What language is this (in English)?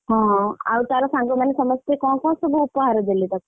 Odia